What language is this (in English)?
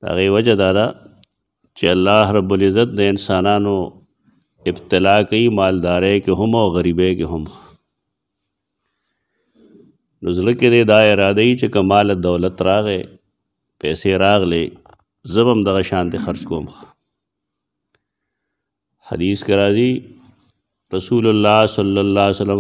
Arabic